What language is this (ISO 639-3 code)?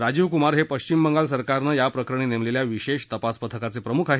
mar